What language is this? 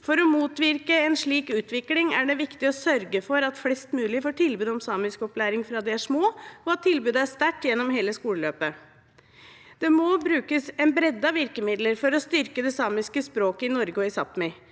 Norwegian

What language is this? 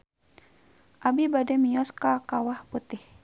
Sundanese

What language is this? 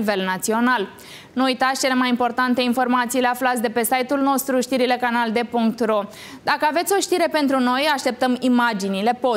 Romanian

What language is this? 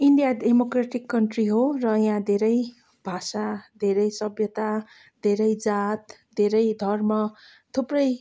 Nepali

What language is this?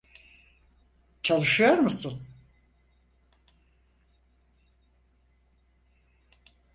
Turkish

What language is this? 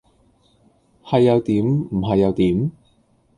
Cantonese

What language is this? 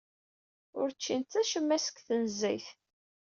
Kabyle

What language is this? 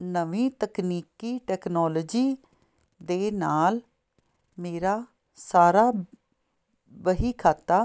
Punjabi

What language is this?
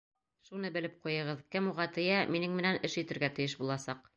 Bashkir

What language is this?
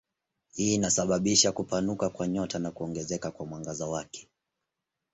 Swahili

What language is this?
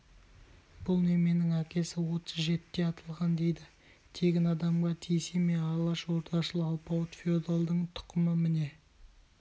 Kazakh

